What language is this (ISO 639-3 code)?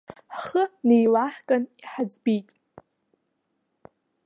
abk